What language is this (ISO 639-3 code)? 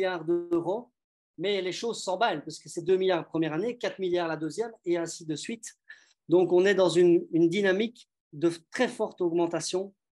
fra